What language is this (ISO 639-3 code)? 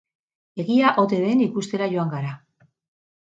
eus